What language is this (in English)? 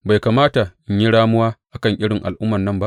Hausa